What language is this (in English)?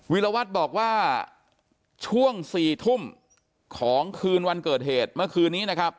Thai